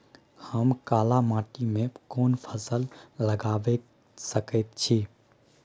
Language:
Maithili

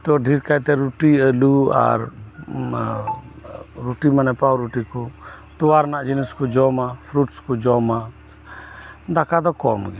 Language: Santali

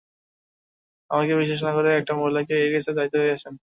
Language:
Bangla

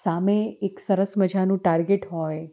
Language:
Gujarati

